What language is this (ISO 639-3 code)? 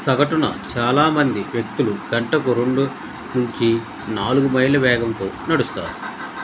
tel